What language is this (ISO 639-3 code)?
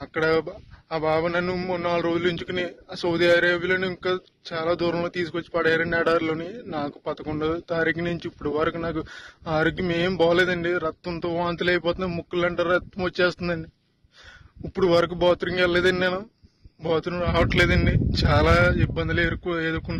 tel